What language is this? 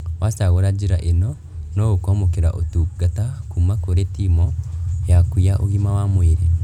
Kikuyu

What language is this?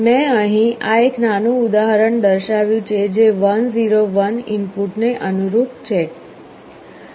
Gujarati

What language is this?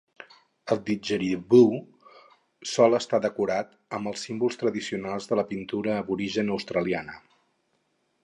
Catalan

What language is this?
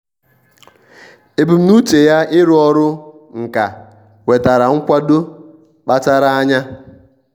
Igbo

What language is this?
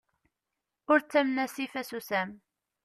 Kabyle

